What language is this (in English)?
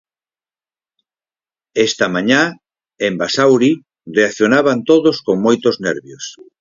Galician